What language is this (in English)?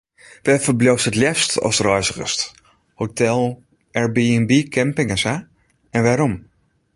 Western Frisian